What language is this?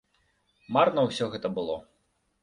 Belarusian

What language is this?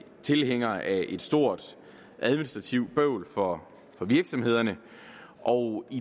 Danish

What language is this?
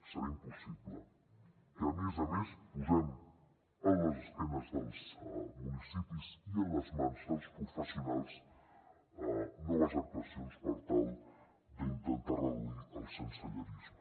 Catalan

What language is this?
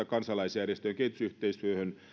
Finnish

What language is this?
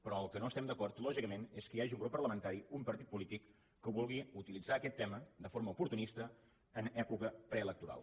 Catalan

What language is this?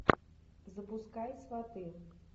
Russian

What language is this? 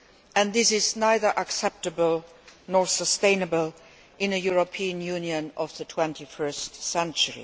English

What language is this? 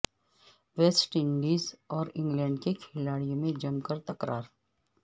Urdu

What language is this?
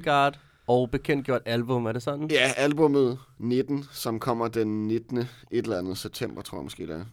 Danish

